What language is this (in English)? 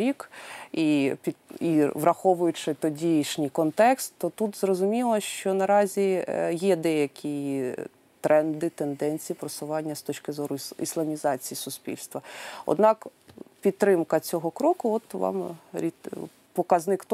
Ukrainian